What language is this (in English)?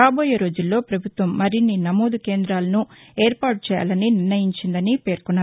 Telugu